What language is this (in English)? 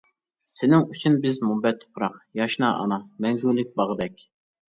Uyghur